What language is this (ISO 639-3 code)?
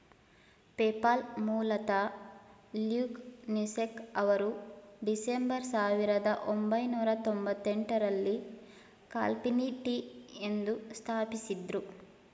kan